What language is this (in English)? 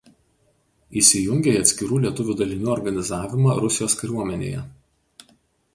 Lithuanian